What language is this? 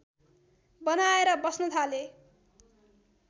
Nepali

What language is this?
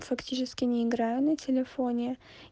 Russian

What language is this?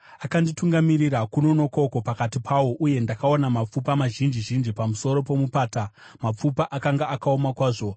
Shona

